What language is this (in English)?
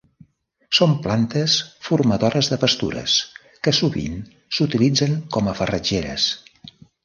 Catalan